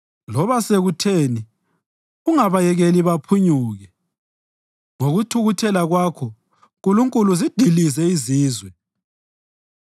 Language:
North Ndebele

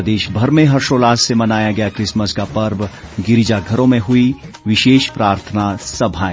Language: Hindi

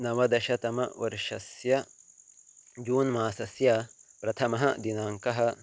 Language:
Sanskrit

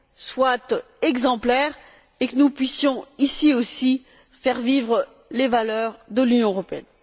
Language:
French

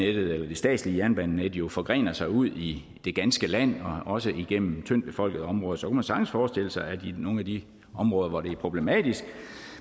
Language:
Danish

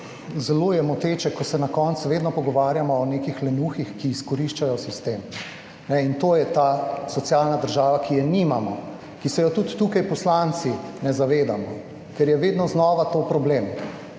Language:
Slovenian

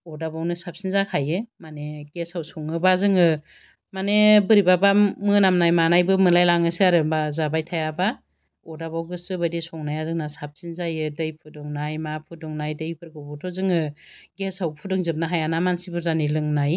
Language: Bodo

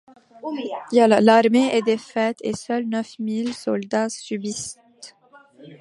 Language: French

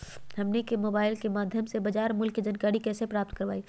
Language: Magahi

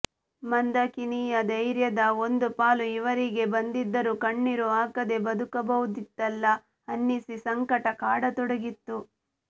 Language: Kannada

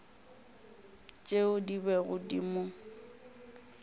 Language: Northern Sotho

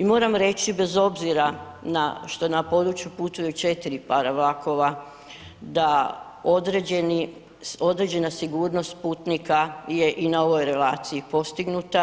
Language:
Croatian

